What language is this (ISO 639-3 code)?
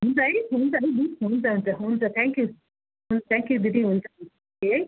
nep